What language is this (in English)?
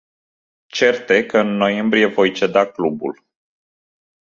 Romanian